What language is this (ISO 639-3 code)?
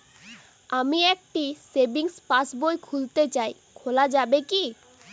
ben